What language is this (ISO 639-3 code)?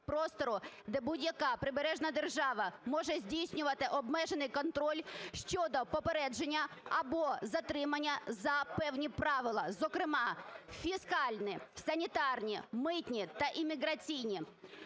ukr